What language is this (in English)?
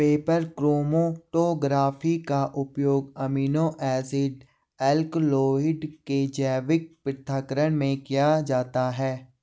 Hindi